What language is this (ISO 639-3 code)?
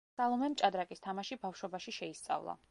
kat